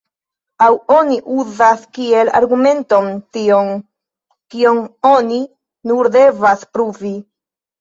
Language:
Esperanto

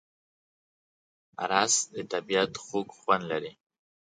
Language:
Pashto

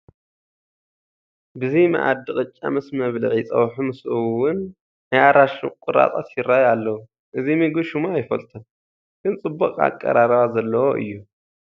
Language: Tigrinya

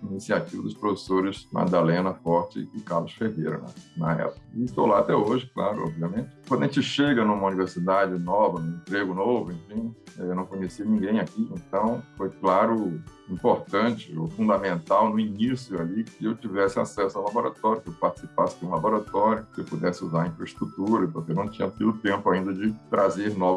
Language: Portuguese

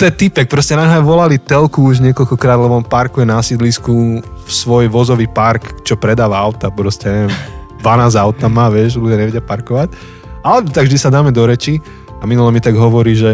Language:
Slovak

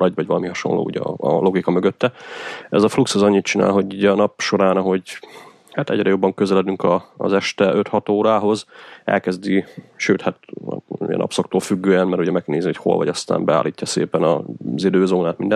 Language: Hungarian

